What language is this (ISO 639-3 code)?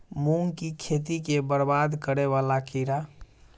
mai